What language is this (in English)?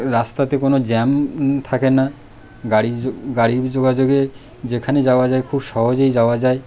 Bangla